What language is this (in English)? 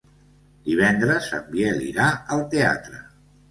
Catalan